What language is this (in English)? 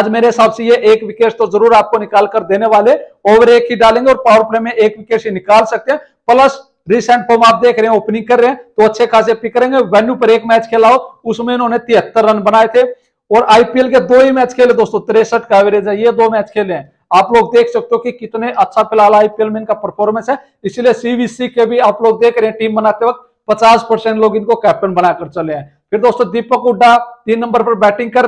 Hindi